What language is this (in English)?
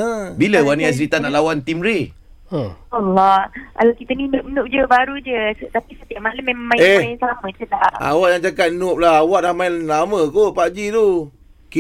Malay